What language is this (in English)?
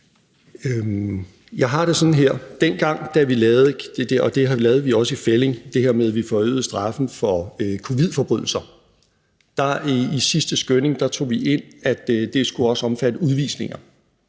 Danish